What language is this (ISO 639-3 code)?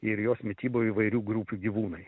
lit